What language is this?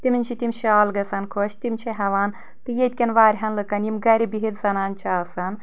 Kashmiri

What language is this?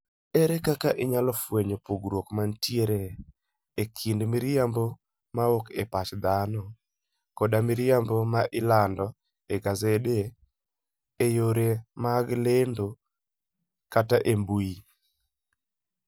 Luo (Kenya and Tanzania)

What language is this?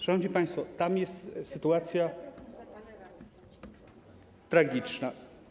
Polish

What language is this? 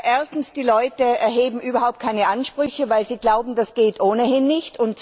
German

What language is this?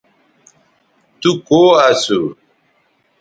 Bateri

